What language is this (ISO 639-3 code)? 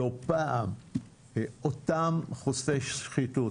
heb